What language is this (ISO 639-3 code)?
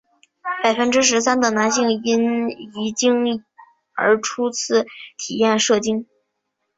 zho